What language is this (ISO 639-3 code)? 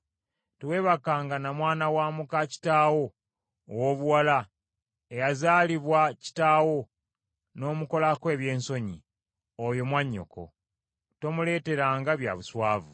lug